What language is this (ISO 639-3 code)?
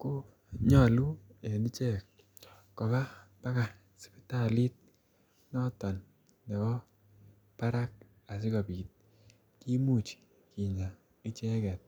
kln